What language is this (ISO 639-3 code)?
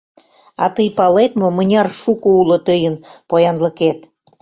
chm